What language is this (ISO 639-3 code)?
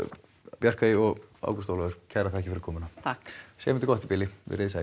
isl